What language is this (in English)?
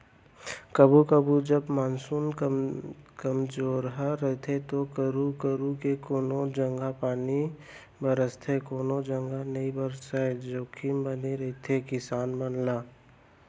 Chhattisgarhi